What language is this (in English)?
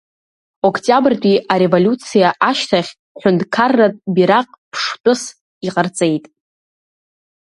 Abkhazian